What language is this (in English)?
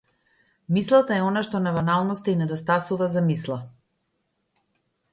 Macedonian